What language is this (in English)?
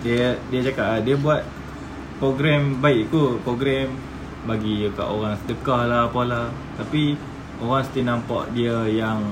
Malay